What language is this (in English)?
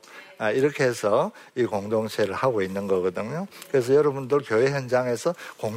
Korean